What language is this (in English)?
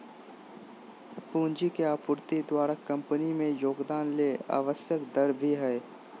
Magahi